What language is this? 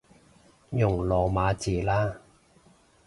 Cantonese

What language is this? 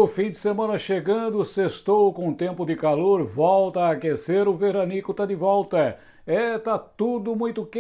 Portuguese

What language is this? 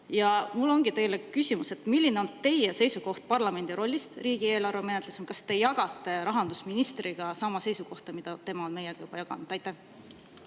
Estonian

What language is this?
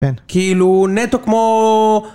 Hebrew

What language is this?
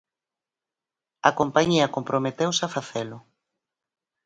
Galician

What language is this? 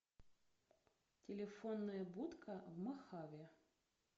Russian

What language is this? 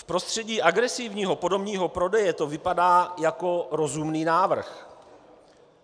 Czech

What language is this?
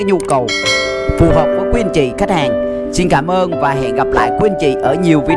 Vietnamese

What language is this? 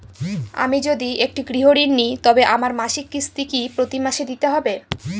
Bangla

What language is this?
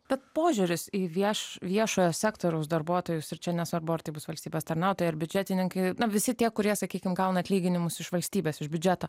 Lithuanian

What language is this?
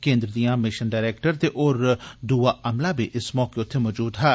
Dogri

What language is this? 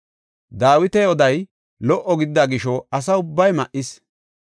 Gofa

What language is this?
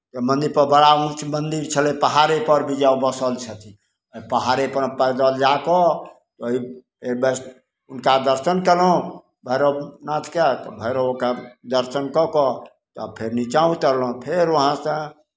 Maithili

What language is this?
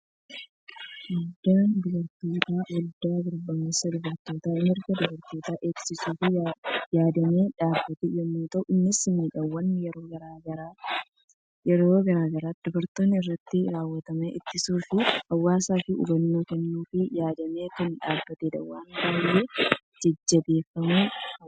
Oromo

